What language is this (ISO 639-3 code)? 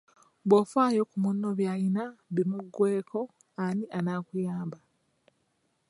lug